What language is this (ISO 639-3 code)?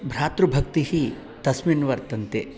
san